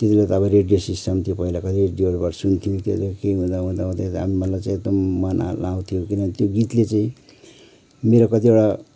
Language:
Nepali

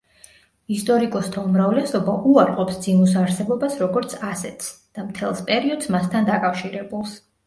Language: Georgian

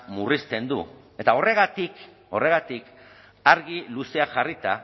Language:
Basque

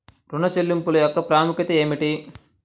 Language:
Telugu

